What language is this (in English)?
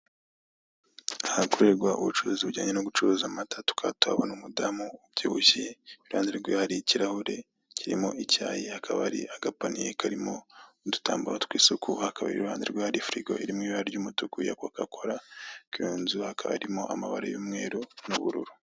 Kinyarwanda